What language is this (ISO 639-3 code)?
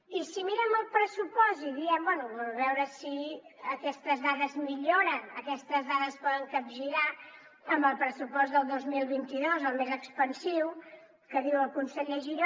cat